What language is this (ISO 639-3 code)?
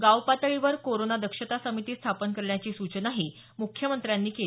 mar